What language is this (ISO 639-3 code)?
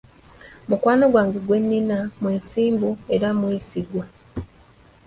lug